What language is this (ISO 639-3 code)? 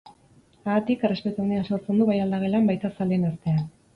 eus